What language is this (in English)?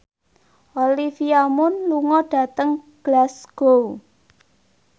Javanese